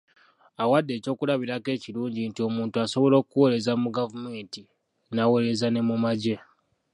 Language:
Ganda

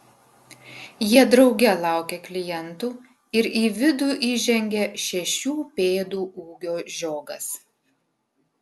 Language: Lithuanian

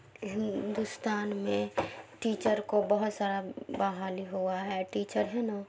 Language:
Urdu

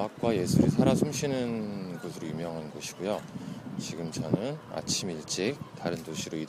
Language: Korean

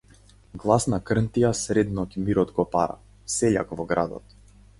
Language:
Macedonian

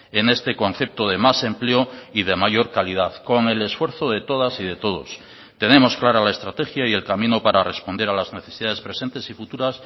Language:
Spanish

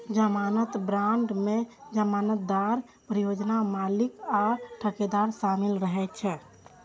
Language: Maithili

